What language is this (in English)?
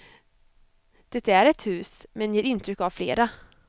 Swedish